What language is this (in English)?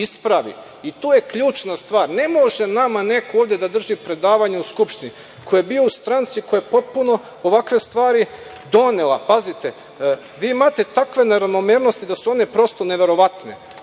Serbian